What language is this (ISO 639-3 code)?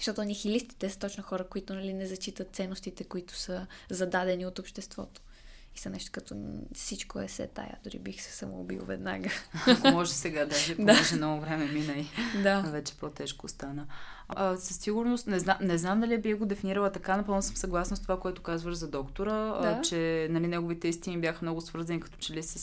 bul